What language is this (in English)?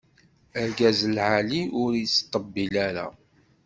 Kabyle